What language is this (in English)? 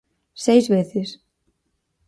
Galician